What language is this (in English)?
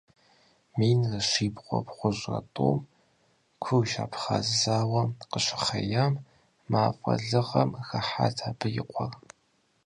Kabardian